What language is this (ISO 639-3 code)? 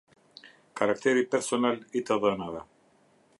sqi